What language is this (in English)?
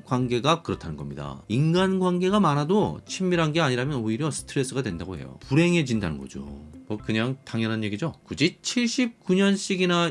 Korean